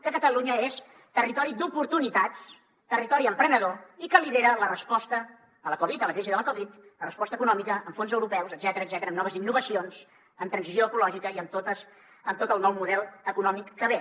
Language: Catalan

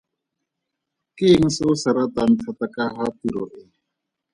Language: Tswana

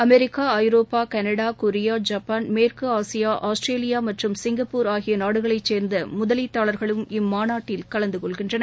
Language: Tamil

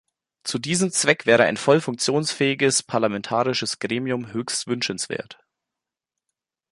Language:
German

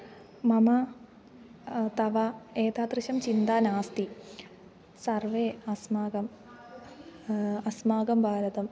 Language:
Sanskrit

